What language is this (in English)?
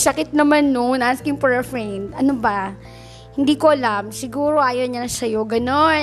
Filipino